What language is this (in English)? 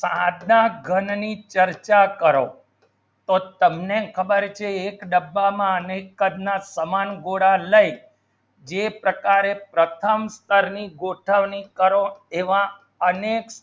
Gujarati